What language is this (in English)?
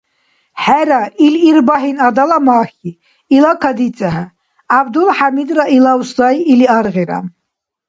Dargwa